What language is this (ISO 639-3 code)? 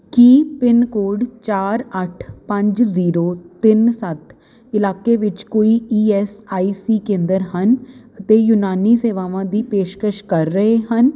pan